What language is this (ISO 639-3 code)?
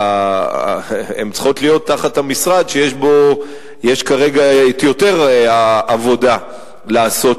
heb